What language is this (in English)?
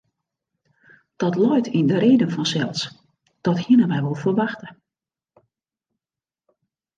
Western Frisian